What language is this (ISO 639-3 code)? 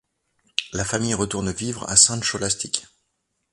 fra